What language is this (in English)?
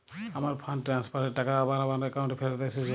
Bangla